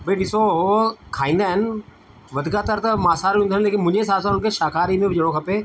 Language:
Sindhi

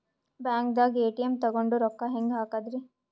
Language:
Kannada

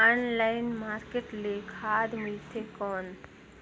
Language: Chhattisgarhi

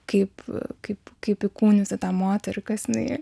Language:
Lithuanian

